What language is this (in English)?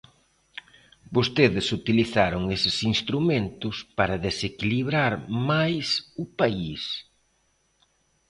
Galician